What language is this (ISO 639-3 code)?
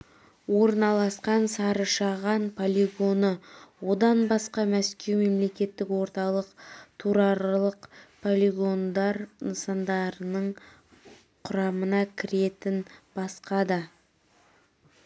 kaz